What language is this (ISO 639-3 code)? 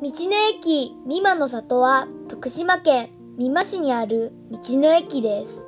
jpn